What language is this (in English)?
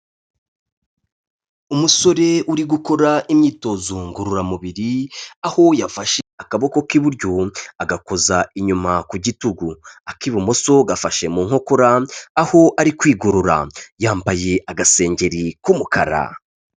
Kinyarwanda